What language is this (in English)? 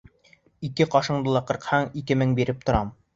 Bashkir